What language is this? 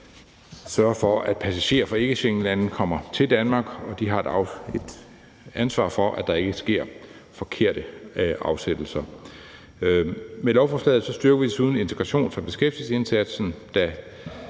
Danish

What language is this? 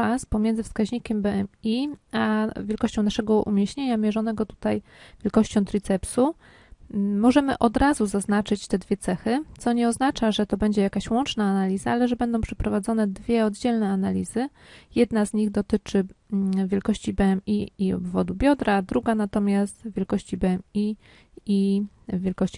Polish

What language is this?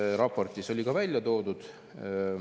Estonian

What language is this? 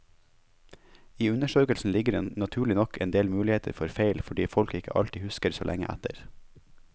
Norwegian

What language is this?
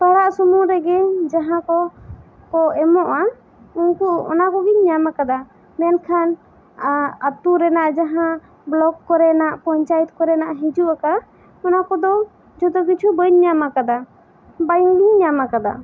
Santali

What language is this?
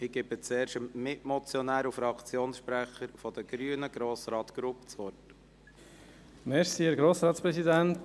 Swiss German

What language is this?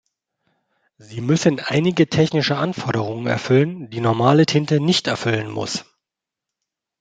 German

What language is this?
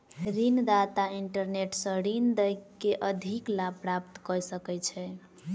Maithili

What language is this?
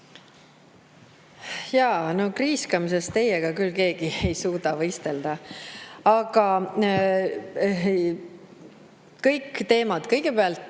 Estonian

